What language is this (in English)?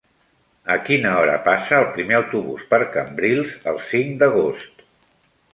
Catalan